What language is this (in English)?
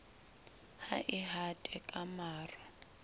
Southern Sotho